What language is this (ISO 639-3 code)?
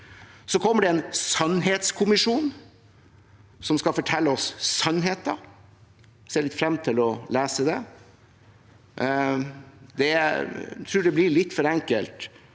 nor